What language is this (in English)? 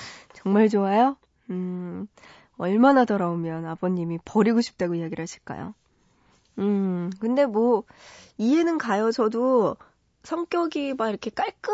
Korean